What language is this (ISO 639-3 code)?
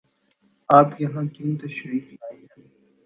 urd